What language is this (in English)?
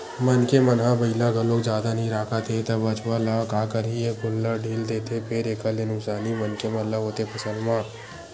Chhattisgarhi